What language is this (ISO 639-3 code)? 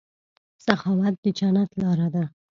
pus